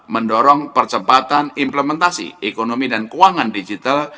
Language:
Indonesian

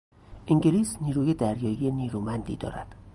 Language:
Persian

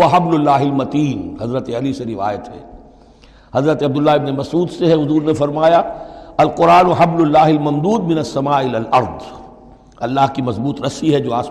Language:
Urdu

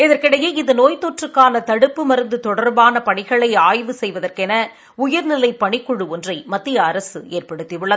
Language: Tamil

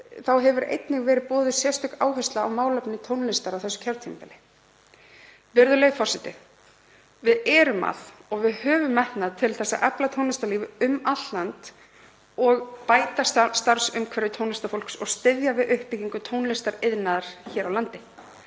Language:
Icelandic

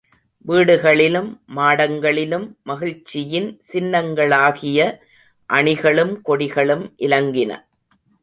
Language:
Tamil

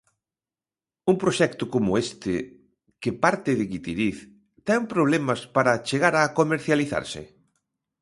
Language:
Galician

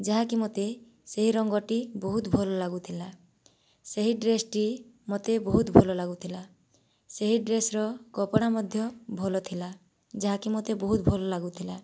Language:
Odia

